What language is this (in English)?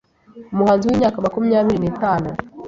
Kinyarwanda